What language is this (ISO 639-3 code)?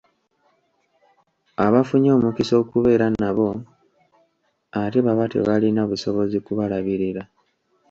lug